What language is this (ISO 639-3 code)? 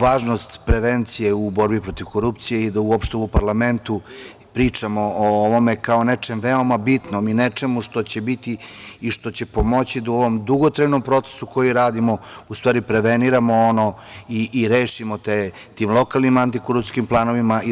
srp